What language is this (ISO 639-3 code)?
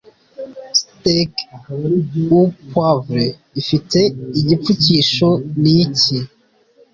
kin